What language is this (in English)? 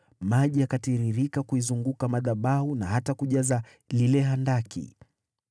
Swahili